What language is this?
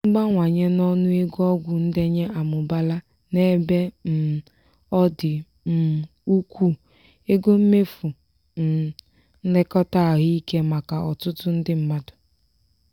Igbo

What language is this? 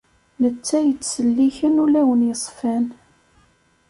Kabyle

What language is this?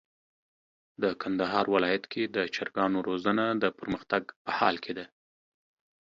Pashto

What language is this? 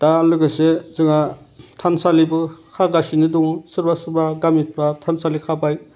Bodo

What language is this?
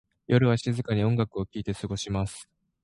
Japanese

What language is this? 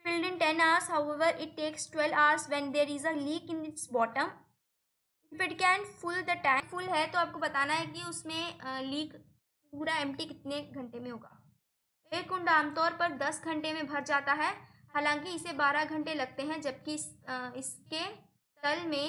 Hindi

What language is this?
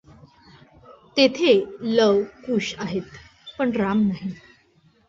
Marathi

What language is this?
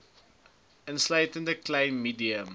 Afrikaans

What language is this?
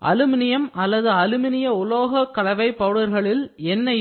Tamil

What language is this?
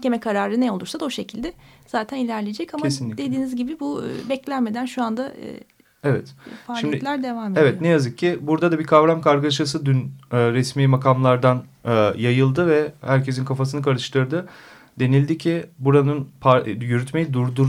Turkish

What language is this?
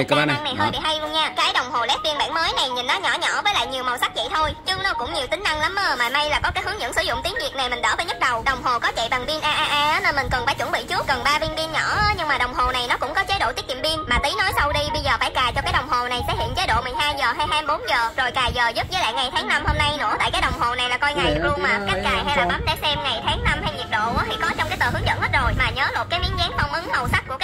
Vietnamese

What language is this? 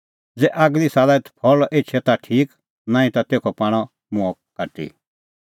Kullu Pahari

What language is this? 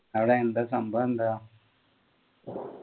Malayalam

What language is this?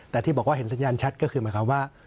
Thai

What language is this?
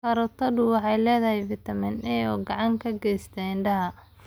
Somali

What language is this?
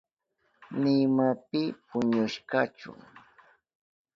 Southern Pastaza Quechua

